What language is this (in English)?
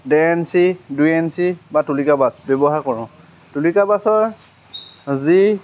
Assamese